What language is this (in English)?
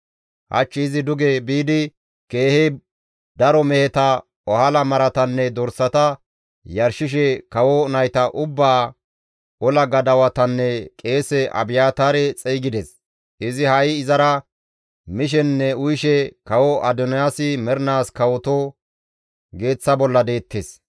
Gamo